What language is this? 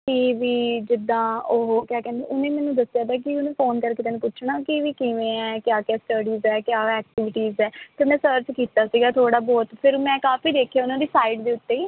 Punjabi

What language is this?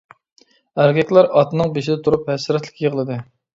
Uyghur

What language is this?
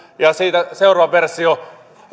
Finnish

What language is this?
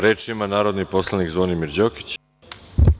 Serbian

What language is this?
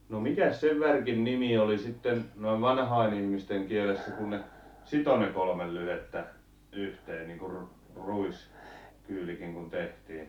Finnish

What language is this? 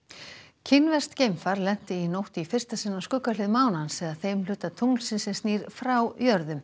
Icelandic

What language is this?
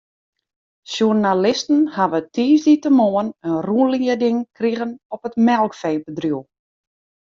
Western Frisian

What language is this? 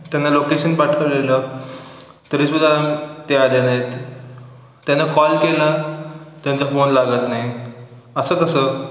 Marathi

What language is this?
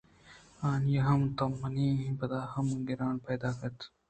Eastern Balochi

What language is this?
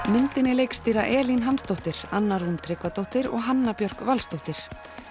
Icelandic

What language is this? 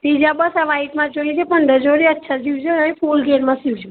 Gujarati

